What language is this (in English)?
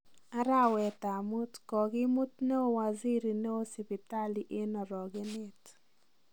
Kalenjin